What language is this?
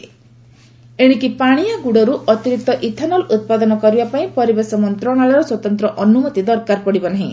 Odia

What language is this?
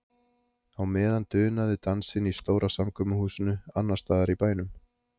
Icelandic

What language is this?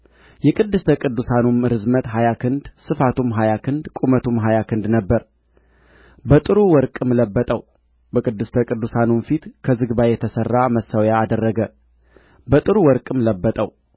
Amharic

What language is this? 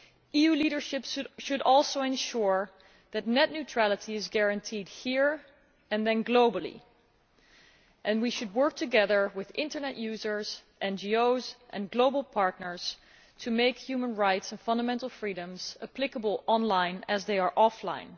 English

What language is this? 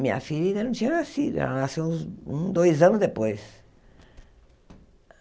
Portuguese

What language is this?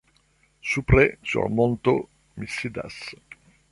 Esperanto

